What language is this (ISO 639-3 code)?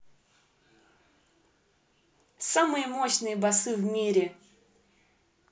rus